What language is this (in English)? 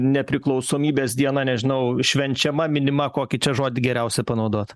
Lithuanian